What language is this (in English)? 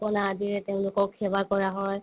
Assamese